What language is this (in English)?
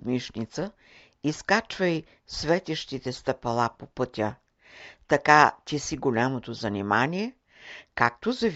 Bulgarian